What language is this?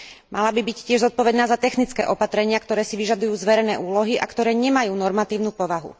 Slovak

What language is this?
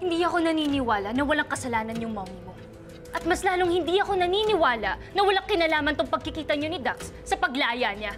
Filipino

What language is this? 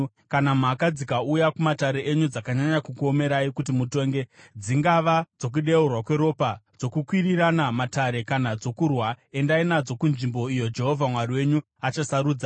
Shona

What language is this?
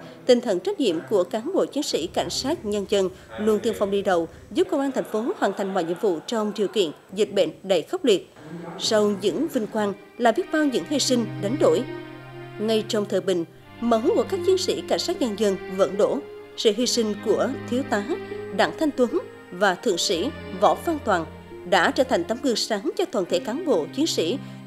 Vietnamese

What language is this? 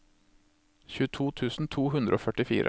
Norwegian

